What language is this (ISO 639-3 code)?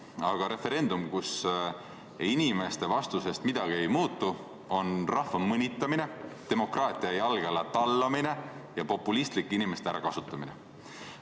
est